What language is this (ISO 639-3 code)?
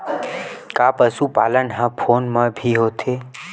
hne